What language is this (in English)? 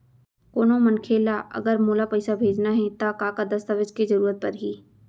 Chhattisgarhi